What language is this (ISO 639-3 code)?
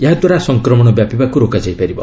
ori